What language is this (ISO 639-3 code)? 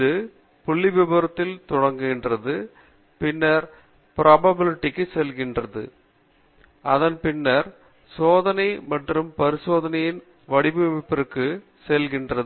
tam